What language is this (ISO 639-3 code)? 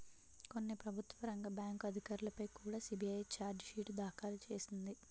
tel